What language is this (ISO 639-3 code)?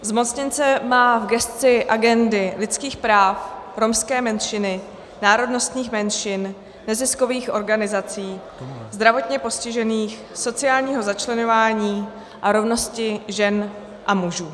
ces